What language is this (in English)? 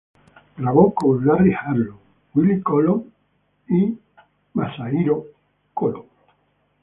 Spanish